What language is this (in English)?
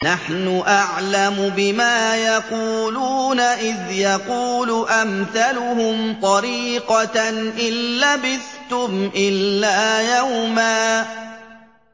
Arabic